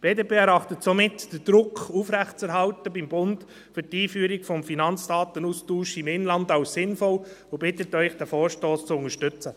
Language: Swiss German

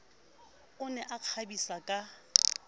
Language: Southern Sotho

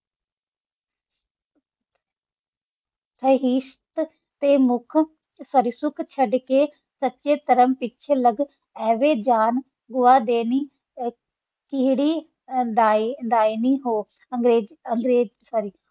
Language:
Punjabi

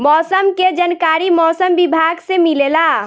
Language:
Bhojpuri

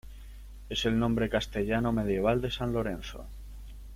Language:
Spanish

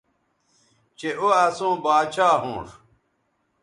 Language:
Bateri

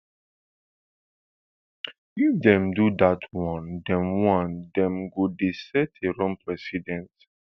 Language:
Nigerian Pidgin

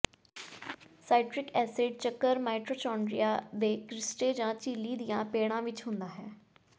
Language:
Punjabi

